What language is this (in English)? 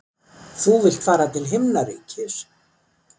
Icelandic